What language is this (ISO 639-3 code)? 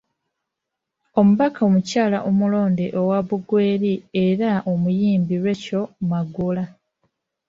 lug